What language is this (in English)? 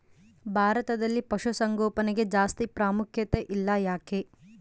Kannada